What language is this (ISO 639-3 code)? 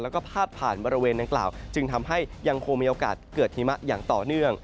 tha